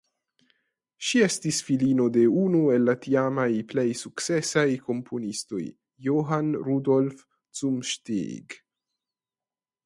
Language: Esperanto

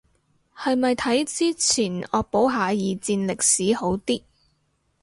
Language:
Cantonese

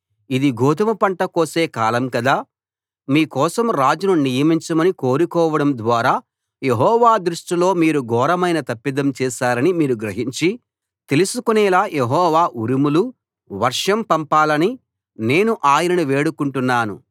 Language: Telugu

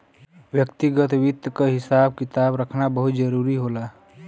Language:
Bhojpuri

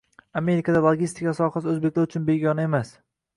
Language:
Uzbek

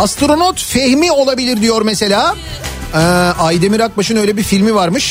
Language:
Turkish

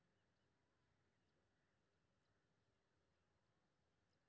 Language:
Maithili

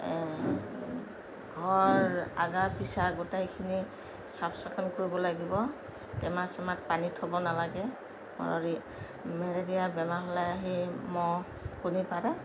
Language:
Assamese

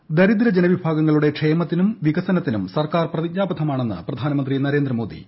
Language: Malayalam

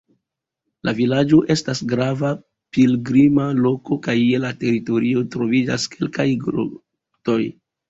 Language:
Esperanto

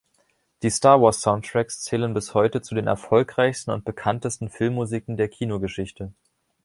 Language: German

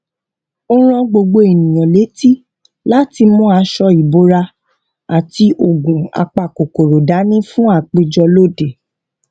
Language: Yoruba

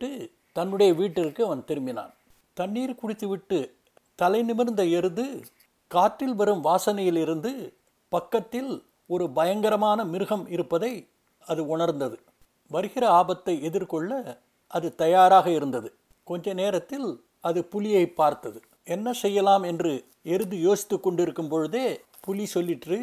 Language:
Tamil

